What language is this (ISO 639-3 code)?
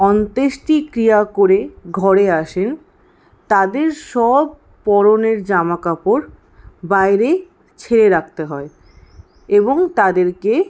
ben